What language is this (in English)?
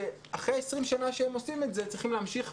Hebrew